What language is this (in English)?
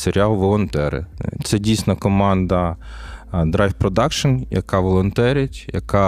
Ukrainian